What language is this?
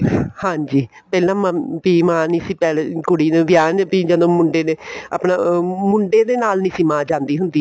Punjabi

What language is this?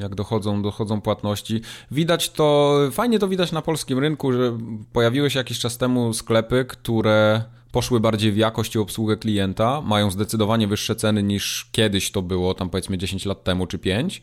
Polish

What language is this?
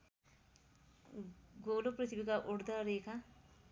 Nepali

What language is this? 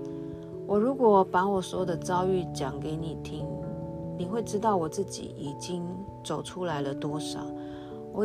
Chinese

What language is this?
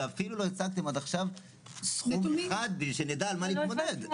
Hebrew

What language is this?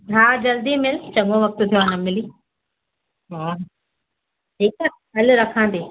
Sindhi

